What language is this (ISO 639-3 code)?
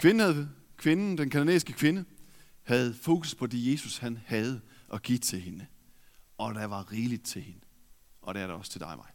dan